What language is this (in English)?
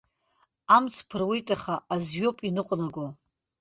Abkhazian